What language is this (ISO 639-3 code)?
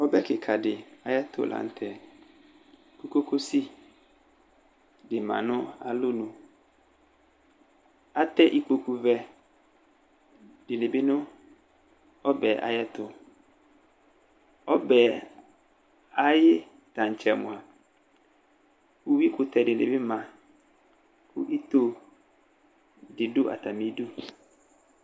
kpo